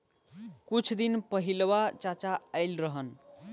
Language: Bhojpuri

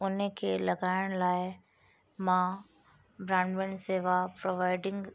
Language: Sindhi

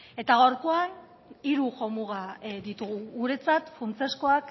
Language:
Basque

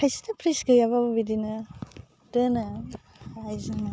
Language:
Bodo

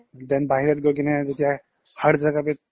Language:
Assamese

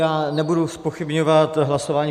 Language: Czech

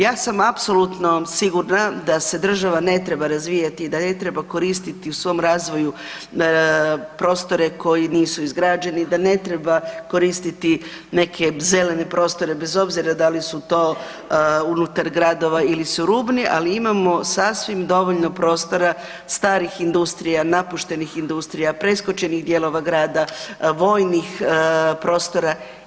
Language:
Croatian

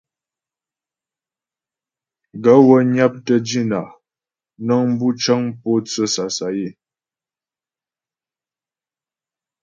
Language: Ghomala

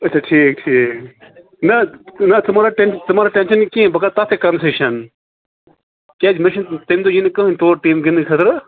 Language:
Kashmiri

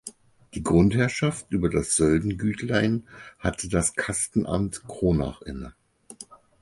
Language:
German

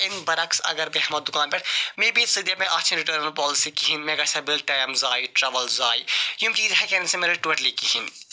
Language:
Kashmiri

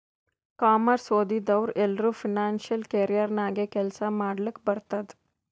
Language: Kannada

